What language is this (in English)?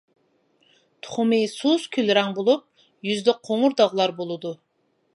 Uyghur